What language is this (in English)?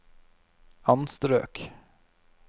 Norwegian